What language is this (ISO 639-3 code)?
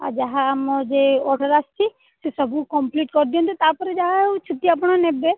ori